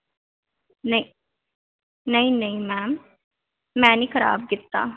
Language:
Punjabi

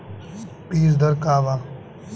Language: Bhojpuri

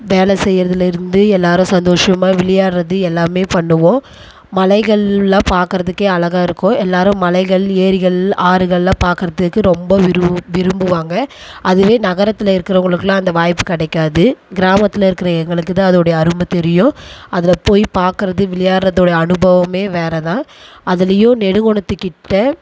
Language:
Tamil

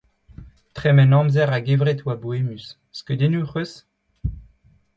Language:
Breton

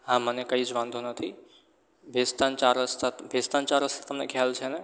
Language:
Gujarati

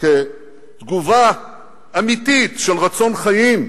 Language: Hebrew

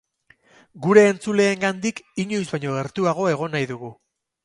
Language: Basque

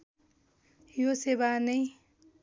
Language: Nepali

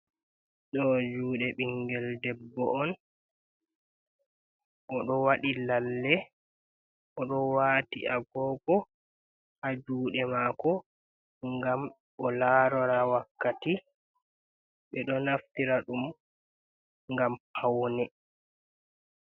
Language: Fula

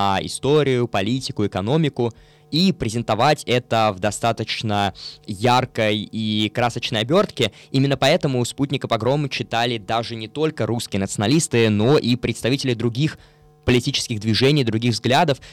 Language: Russian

